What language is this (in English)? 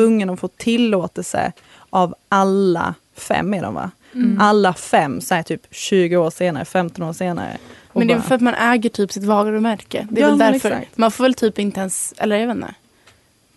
Swedish